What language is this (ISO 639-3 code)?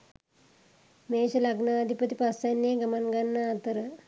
sin